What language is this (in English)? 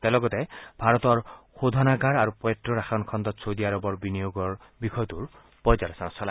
Assamese